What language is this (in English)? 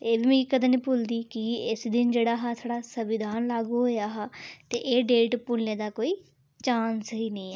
Dogri